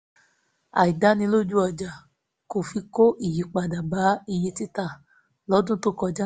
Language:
Yoruba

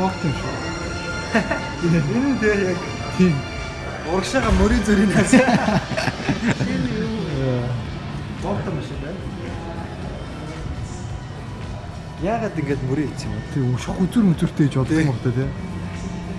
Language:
Korean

